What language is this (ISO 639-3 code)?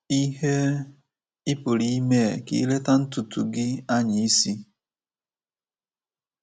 ibo